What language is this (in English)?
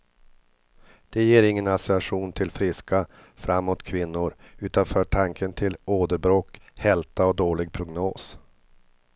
Swedish